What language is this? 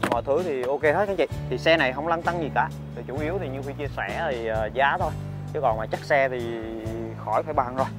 Vietnamese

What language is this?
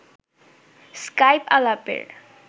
Bangla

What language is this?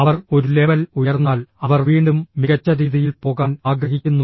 Malayalam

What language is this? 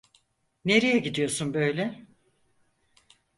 Turkish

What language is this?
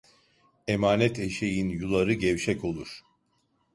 Turkish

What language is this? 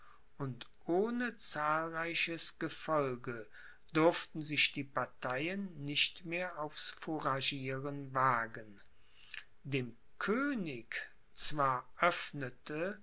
German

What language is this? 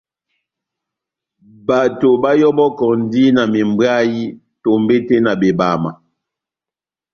Batanga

